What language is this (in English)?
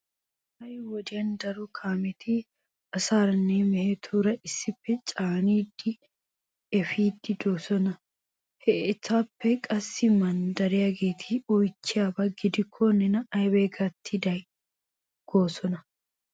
Wolaytta